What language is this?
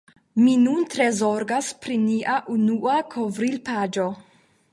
Esperanto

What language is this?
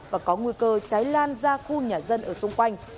Vietnamese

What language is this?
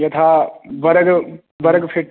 Sanskrit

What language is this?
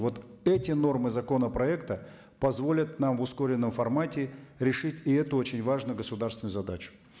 Kazakh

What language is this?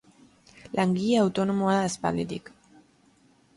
Basque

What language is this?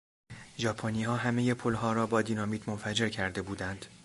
Persian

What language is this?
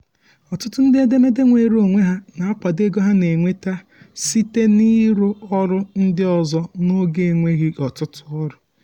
Igbo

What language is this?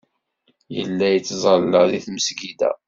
Kabyle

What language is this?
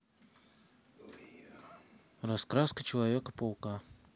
Russian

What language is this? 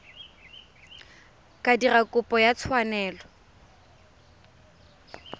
Tswana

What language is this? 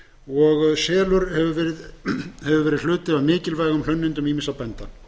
Icelandic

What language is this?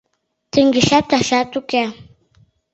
Mari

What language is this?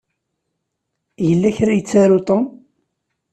Kabyle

